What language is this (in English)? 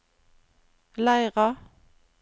Norwegian